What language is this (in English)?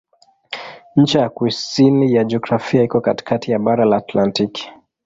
Swahili